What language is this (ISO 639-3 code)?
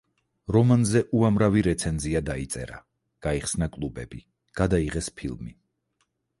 kat